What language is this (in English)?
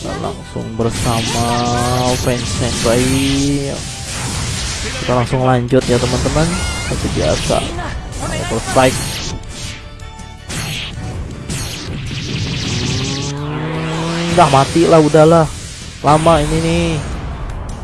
Indonesian